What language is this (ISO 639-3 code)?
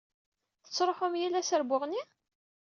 kab